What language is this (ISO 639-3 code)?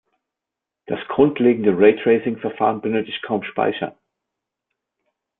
deu